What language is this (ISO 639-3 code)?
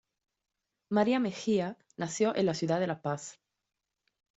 spa